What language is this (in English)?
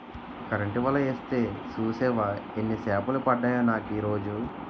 Telugu